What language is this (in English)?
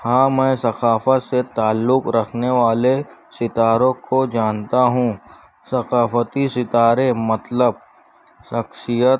Urdu